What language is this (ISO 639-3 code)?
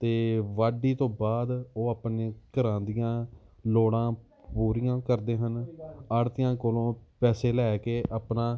pan